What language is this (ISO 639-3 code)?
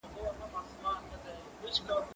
pus